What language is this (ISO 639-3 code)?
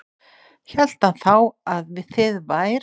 isl